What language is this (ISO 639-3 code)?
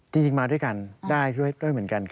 tha